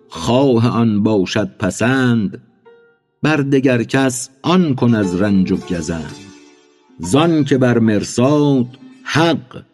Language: Persian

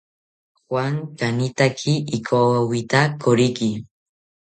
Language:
South Ucayali Ashéninka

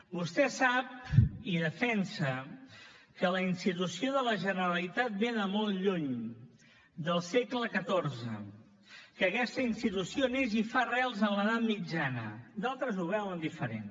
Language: Catalan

